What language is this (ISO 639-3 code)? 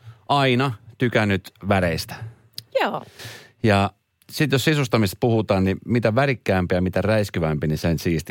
fin